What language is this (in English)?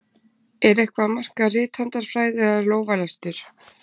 Icelandic